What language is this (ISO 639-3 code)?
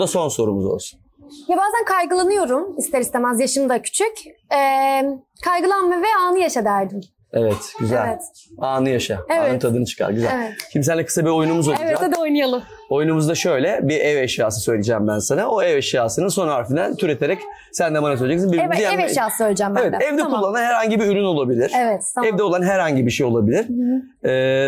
tur